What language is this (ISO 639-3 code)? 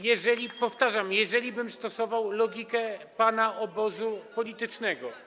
pol